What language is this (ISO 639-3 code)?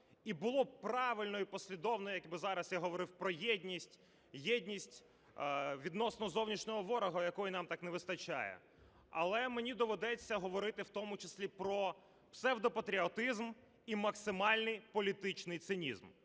ukr